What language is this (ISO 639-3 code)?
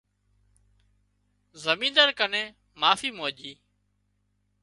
kxp